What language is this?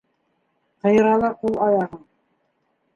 Bashkir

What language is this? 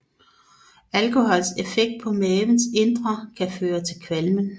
Danish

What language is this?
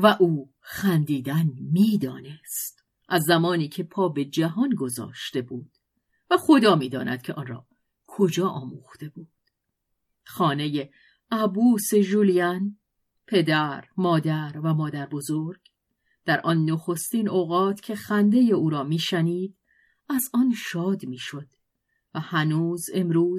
Persian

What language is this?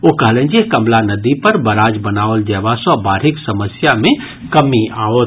Maithili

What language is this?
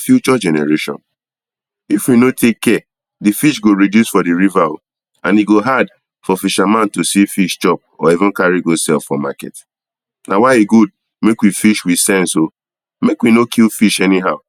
Nigerian Pidgin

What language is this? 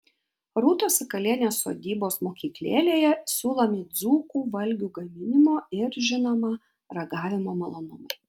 Lithuanian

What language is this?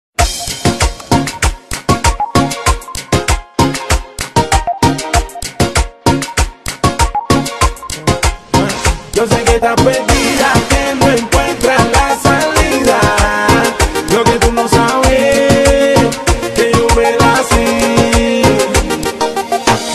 Thai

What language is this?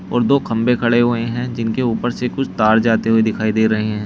Hindi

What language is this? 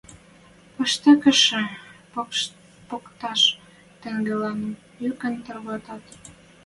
Western Mari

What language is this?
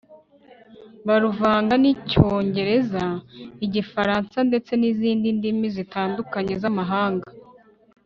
Kinyarwanda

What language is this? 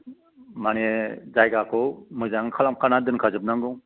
Bodo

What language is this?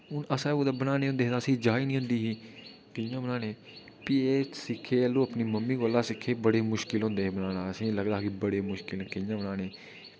Dogri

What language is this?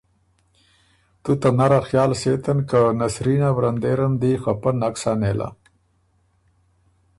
Ormuri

